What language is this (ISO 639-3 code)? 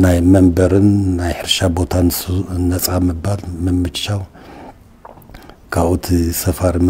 ara